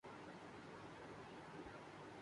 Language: Urdu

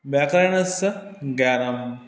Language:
Sanskrit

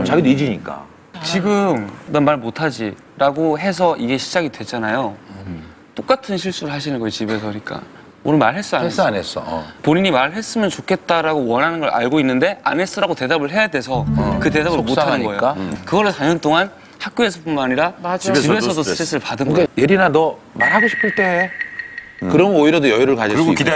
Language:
Korean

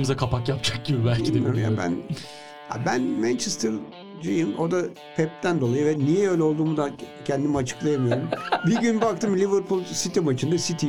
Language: Turkish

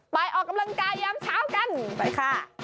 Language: Thai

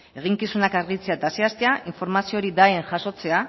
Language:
Basque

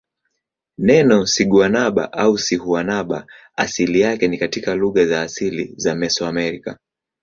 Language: Swahili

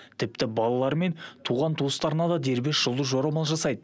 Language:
Kazakh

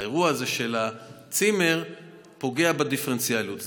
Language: Hebrew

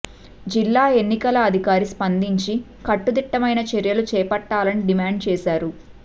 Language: Telugu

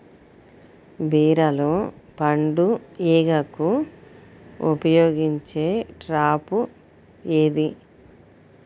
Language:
Telugu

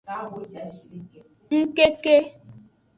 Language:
Aja (Benin)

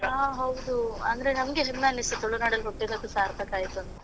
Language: Kannada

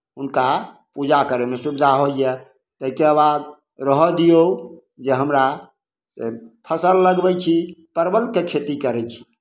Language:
Maithili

